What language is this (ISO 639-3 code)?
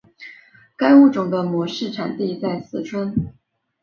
zho